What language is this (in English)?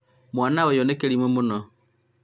Kikuyu